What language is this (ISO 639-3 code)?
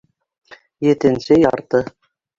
bak